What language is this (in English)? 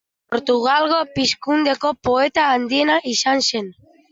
Basque